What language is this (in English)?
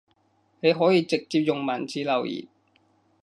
Cantonese